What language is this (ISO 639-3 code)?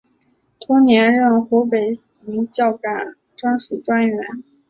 zho